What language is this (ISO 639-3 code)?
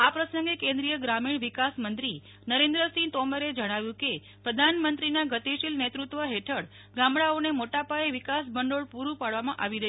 guj